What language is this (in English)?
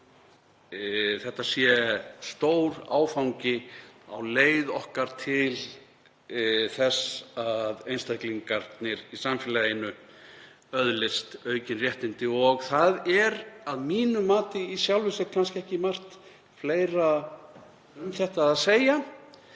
Icelandic